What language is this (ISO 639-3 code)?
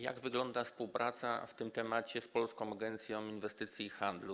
pol